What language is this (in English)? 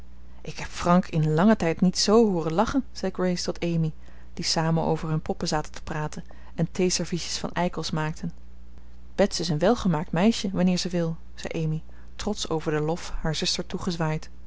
Dutch